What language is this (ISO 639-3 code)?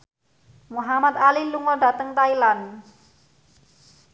jav